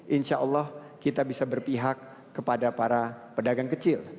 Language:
Indonesian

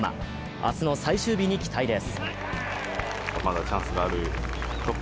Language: Japanese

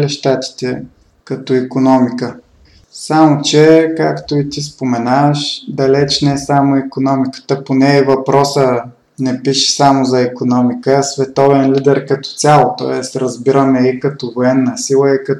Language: Bulgarian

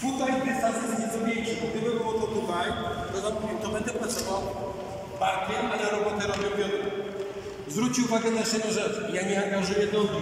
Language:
Polish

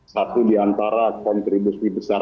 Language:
Indonesian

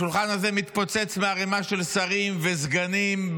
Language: Hebrew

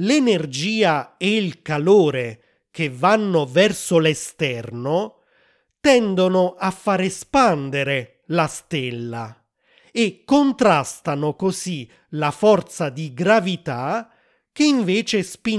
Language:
Italian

